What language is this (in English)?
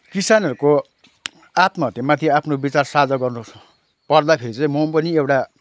Nepali